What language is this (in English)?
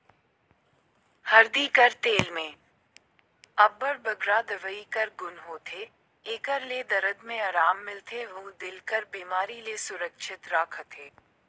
Chhattisgarhi